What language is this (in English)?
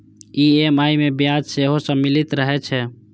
Maithili